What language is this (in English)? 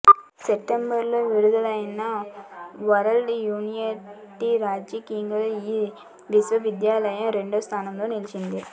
Telugu